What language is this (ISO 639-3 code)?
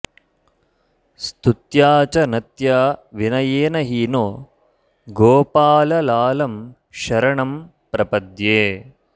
san